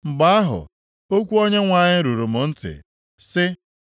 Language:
Igbo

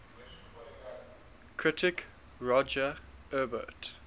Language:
English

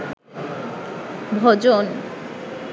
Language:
Bangla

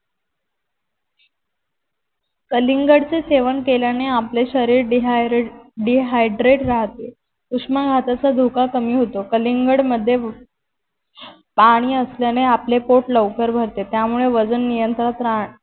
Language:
Marathi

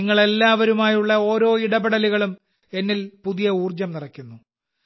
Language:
Malayalam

